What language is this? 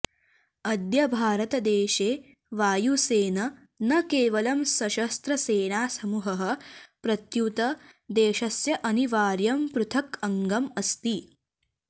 Sanskrit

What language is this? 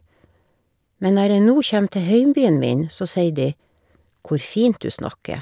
Norwegian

